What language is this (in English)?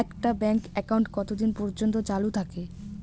Bangla